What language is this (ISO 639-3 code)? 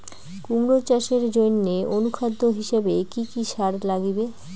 ben